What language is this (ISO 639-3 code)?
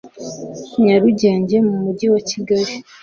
kin